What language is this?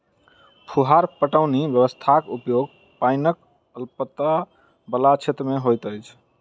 Maithili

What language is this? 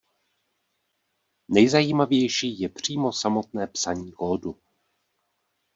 Czech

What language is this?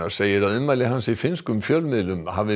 Icelandic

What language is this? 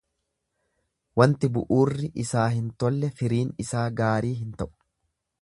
Oromo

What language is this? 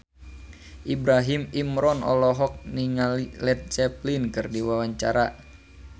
Sundanese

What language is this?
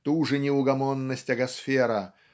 Russian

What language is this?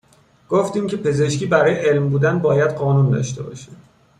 Persian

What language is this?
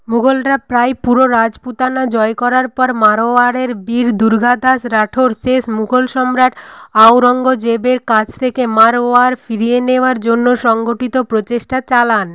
Bangla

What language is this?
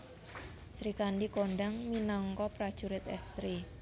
Javanese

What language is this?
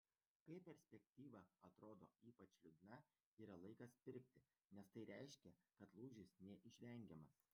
Lithuanian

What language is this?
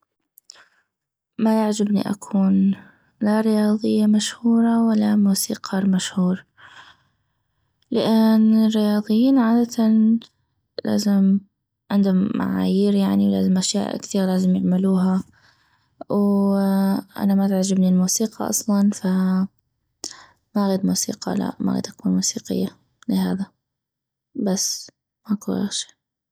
North Mesopotamian Arabic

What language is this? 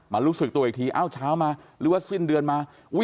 Thai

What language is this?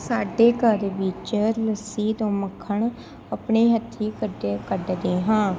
Punjabi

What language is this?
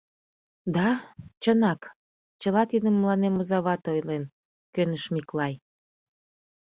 Mari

